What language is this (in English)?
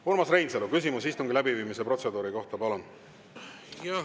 Estonian